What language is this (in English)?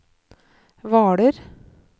Norwegian